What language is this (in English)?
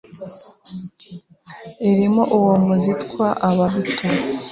Kinyarwanda